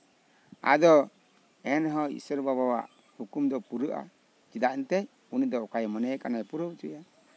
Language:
Santali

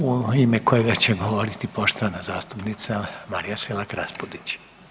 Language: Croatian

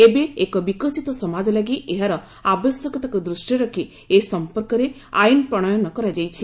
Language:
Odia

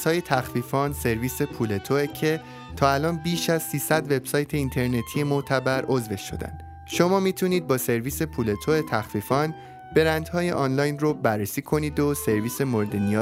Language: Persian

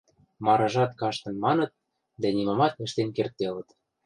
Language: Western Mari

